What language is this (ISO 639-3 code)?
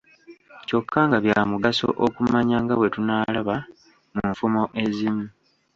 lug